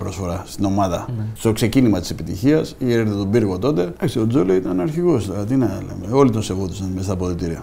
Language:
Greek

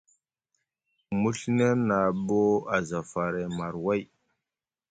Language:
Musgu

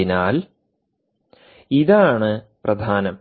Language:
Malayalam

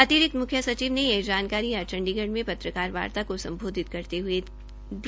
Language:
Hindi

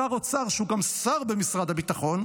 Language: Hebrew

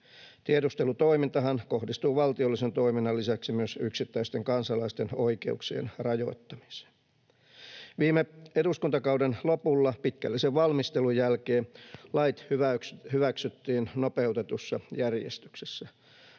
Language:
Finnish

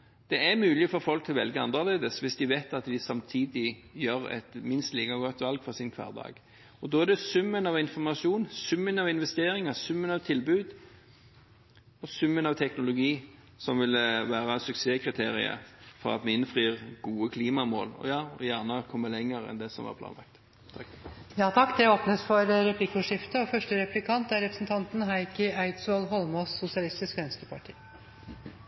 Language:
Norwegian Bokmål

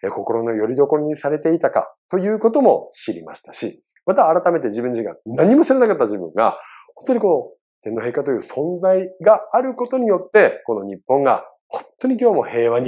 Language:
Japanese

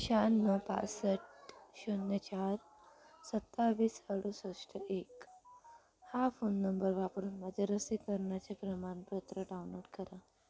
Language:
Marathi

